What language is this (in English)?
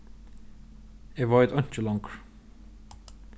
Faroese